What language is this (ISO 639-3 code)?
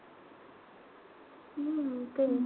mar